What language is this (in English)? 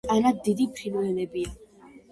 Georgian